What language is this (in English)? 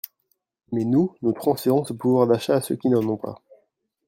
French